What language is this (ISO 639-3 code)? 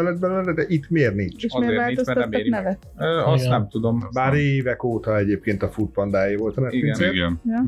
hun